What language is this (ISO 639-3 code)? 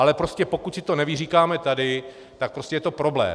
ces